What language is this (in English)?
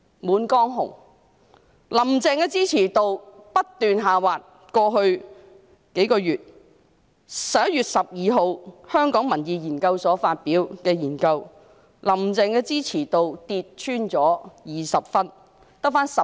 Cantonese